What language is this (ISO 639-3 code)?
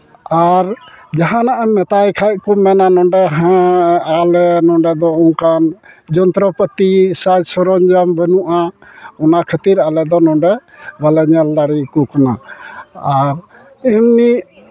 sat